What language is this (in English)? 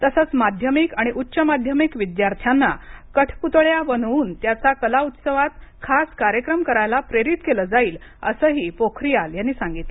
Marathi